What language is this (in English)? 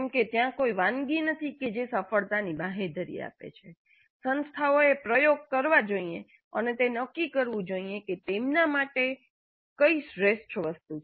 Gujarati